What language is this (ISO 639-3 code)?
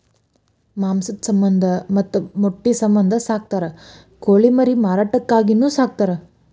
kan